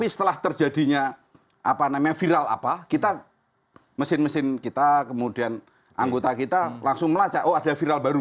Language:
Indonesian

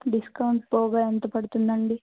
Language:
Telugu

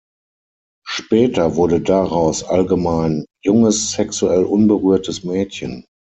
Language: German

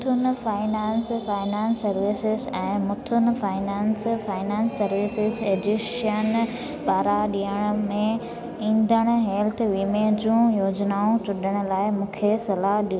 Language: Sindhi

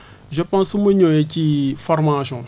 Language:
Wolof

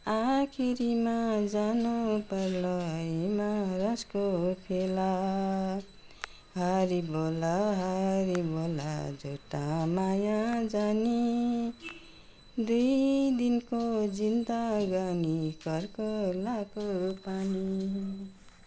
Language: Nepali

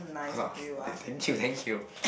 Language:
English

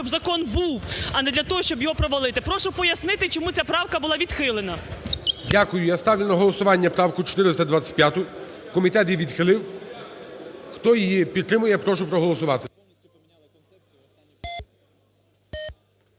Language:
Ukrainian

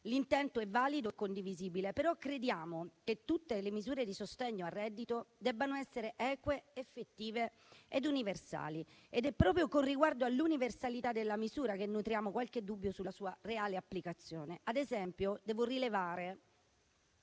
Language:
Italian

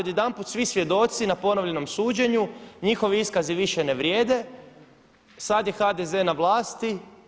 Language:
Croatian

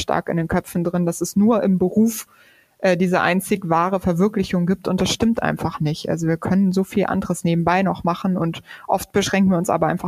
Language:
German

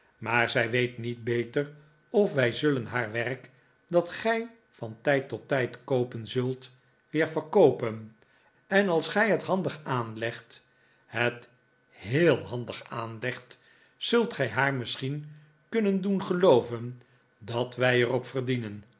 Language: Dutch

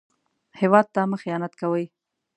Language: Pashto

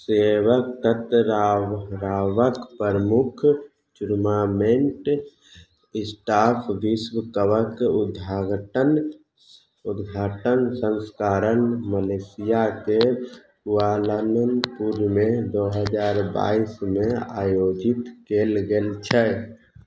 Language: Maithili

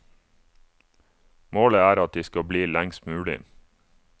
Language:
Norwegian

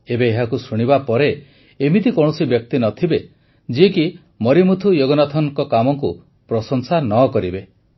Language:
Odia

